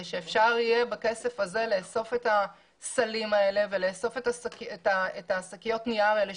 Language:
Hebrew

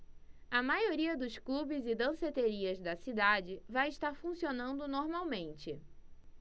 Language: Portuguese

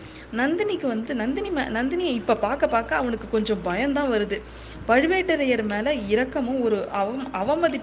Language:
Tamil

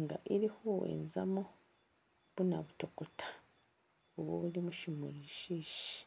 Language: Masaaba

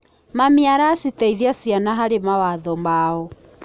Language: Kikuyu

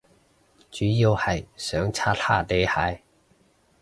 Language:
Cantonese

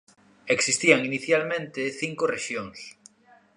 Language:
Galician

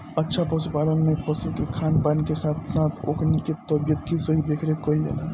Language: Bhojpuri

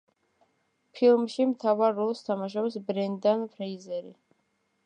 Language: Georgian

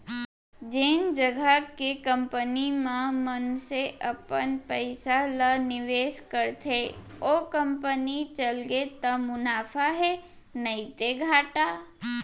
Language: Chhattisgarhi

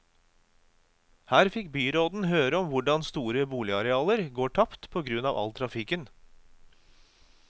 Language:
Norwegian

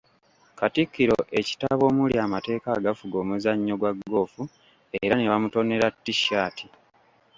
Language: Ganda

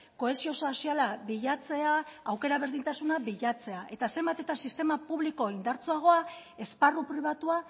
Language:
Basque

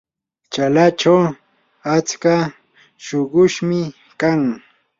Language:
Yanahuanca Pasco Quechua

